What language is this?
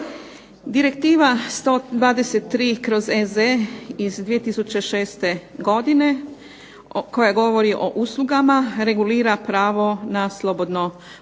Croatian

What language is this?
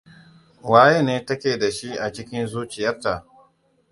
Hausa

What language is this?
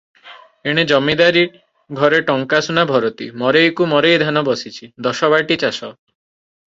Odia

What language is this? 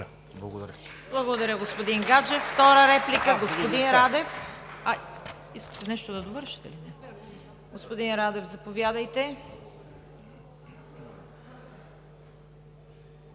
Bulgarian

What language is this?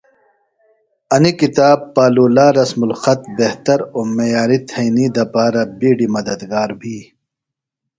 Phalura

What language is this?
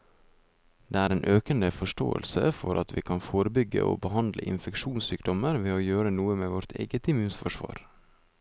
Norwegian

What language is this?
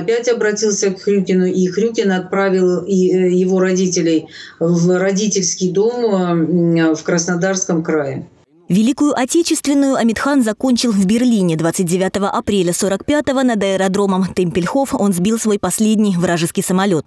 Russian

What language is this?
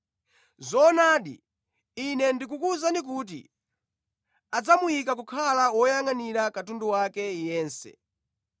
Nyanja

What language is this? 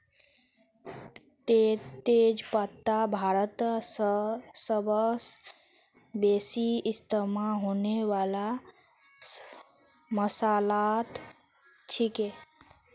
Magahi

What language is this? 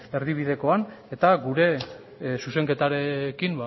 Basque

